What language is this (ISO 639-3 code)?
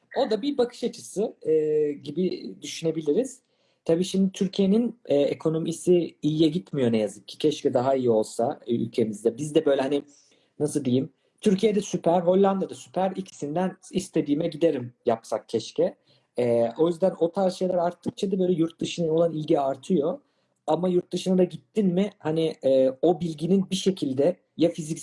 tur